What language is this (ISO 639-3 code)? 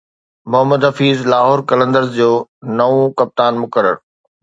snd